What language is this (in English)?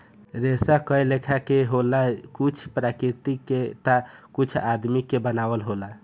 Bhojpuri